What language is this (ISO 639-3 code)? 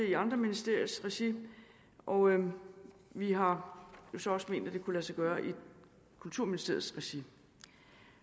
dan